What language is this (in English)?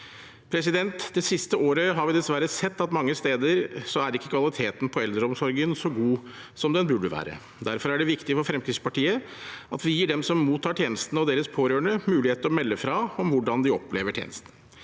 Norwegian